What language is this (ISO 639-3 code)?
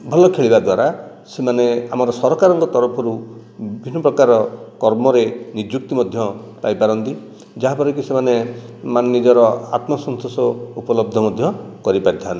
ori